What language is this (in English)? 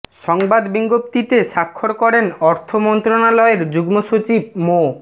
Bangla